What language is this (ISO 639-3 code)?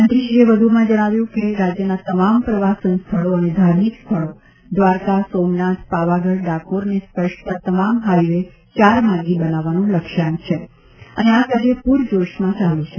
guj